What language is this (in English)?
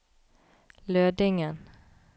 Norwegian